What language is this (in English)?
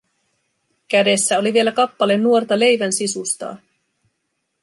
Finnish